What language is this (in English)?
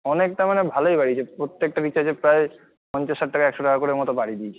Bangla